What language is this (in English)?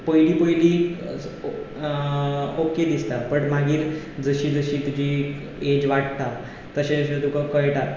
Konkani